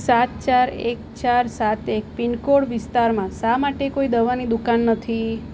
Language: Gujarati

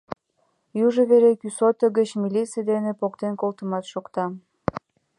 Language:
Mari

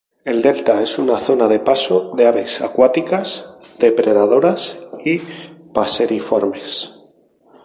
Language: Spanish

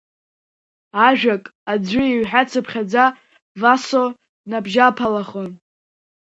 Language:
Abkhazian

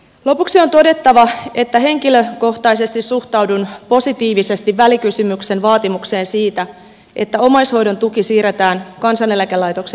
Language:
Finnish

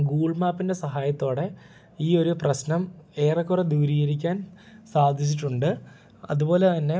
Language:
Malayalam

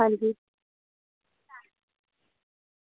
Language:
Dogri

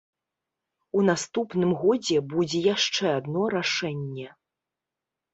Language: Belarusian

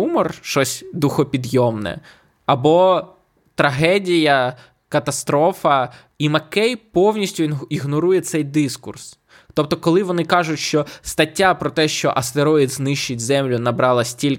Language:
Ukrainian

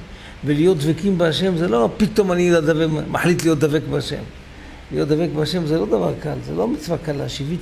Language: Hebrew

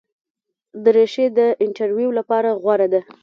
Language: Pashto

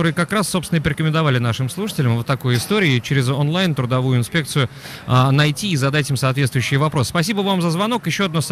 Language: Russian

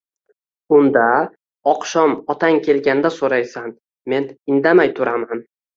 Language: Uzbek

